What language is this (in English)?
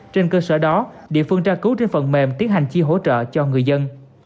Vietnamese